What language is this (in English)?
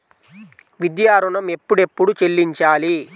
Telugu